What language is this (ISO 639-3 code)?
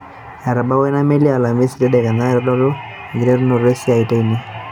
mas